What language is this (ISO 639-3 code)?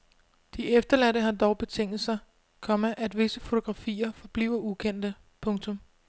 dan